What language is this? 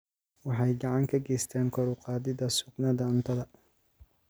Somali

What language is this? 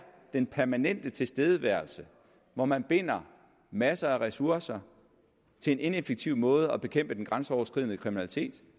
Danish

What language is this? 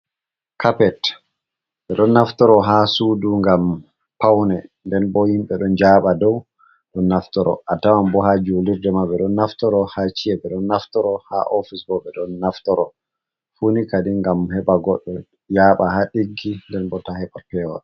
Fula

